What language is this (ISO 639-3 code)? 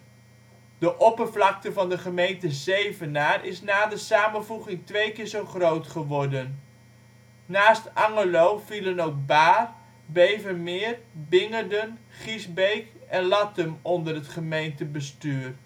nld